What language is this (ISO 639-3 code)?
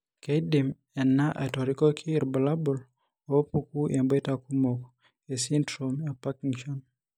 mas